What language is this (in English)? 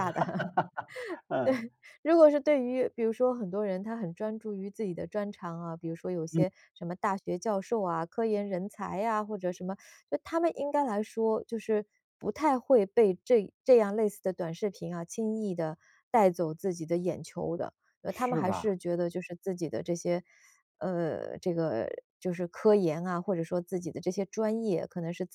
Chinese